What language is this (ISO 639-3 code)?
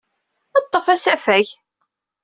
kab